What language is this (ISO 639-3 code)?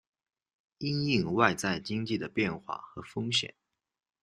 zho